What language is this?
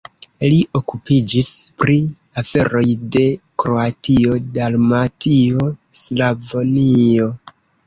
Esperanto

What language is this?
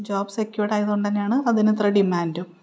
Malayalam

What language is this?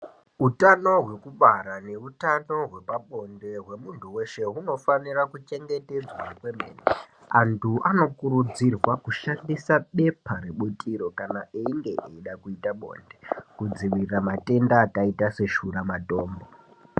Ndau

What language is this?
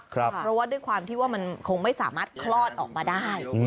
Thai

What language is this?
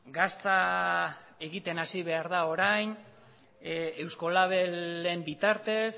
Basque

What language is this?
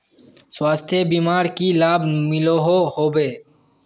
Magahi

